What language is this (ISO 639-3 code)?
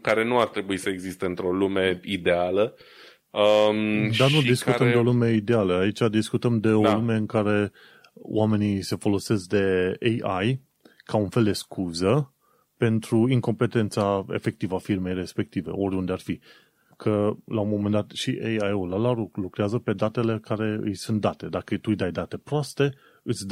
ron